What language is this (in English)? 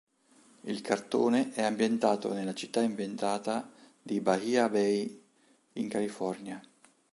Italian